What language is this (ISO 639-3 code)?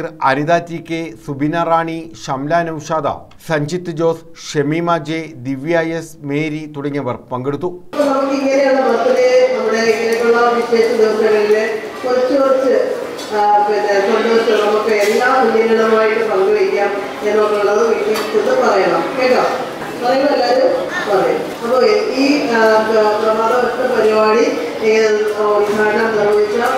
mal